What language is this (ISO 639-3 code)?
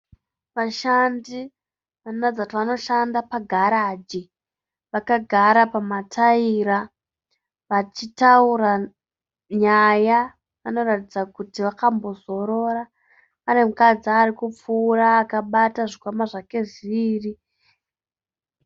sna